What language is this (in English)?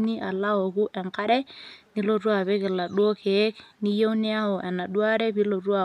Masai